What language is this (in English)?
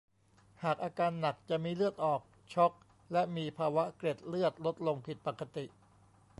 Thai